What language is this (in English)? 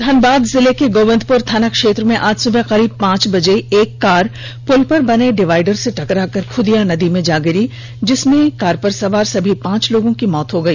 Hindi